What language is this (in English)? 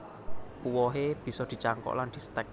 Javanese